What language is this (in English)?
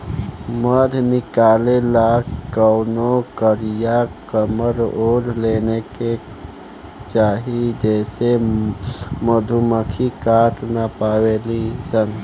Bhojpuri